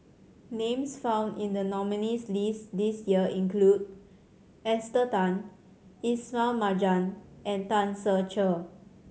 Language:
English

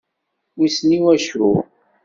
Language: Kabyle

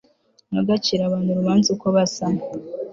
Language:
Kinyarwanda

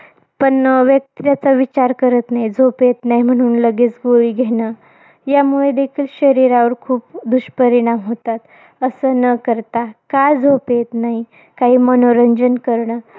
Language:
Marathi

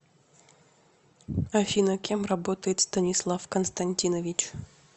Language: Russian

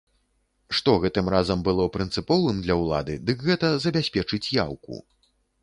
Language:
Belarusian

